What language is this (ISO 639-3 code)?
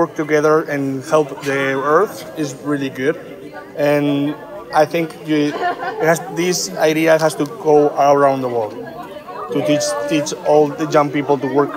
kor